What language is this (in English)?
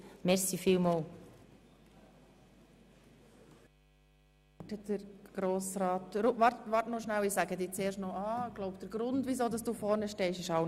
Swiss German